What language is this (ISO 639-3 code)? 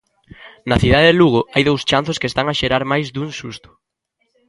glg